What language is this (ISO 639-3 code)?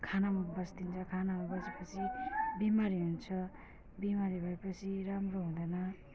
nep